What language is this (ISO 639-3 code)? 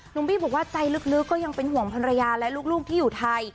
tha